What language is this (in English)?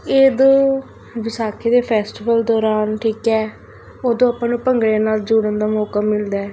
Punjabi